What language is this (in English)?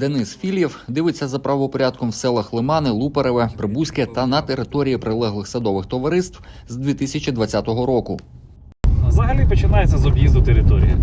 Ukrainian